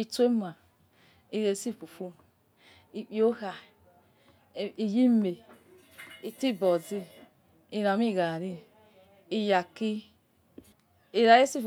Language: Yekhee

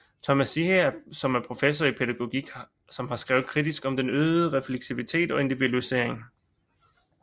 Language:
Danish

